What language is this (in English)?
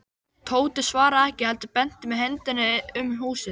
Icelandic